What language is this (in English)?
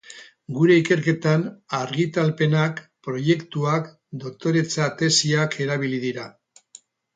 Basque